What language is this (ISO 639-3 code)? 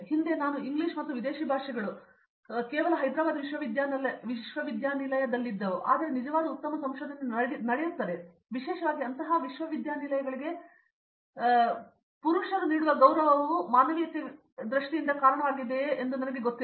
kan